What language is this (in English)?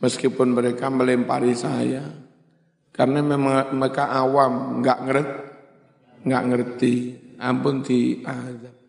Indonesian